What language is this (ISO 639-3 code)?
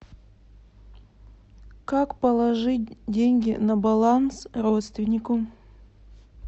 rus